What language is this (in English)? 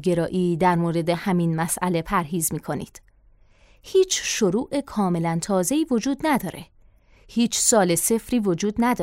Persian